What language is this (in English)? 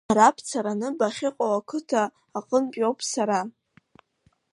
Abkhazian